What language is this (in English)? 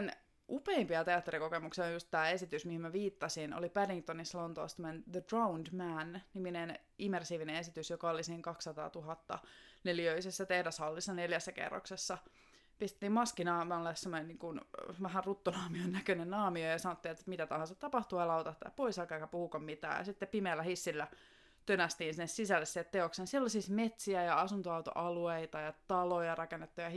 Finnish